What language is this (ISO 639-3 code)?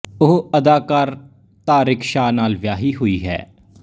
pan